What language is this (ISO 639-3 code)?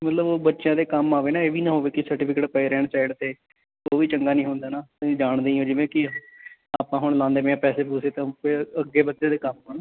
pan